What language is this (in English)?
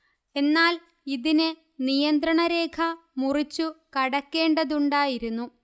Malayalam